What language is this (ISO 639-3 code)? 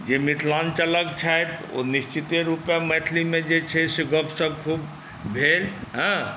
mai